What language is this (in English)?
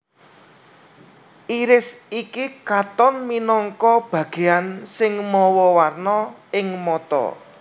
Javanese